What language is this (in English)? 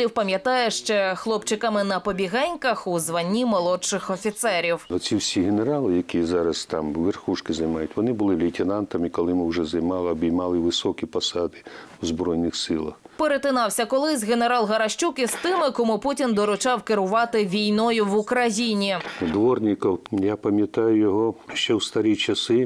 Ukrainian